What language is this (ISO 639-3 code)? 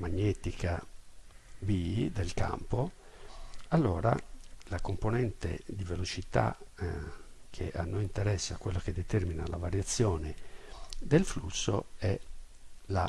ita